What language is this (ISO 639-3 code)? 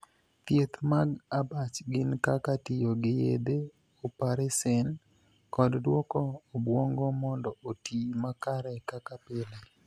luo